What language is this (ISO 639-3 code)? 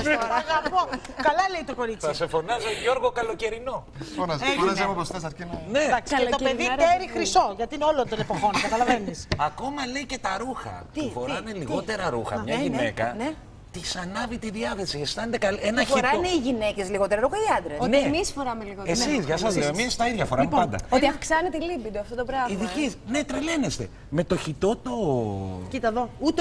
ell